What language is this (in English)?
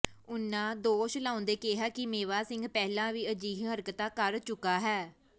Punjabi